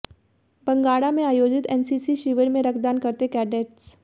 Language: Hindi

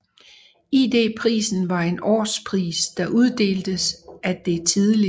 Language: Danish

